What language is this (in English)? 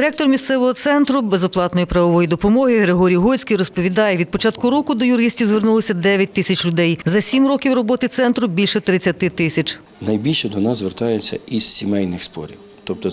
Ukrainian